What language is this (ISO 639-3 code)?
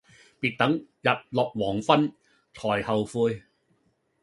yue